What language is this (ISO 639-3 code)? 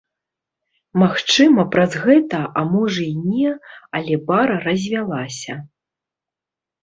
bel